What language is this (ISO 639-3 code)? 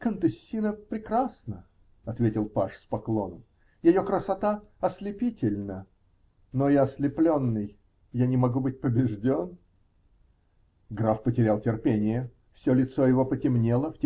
rus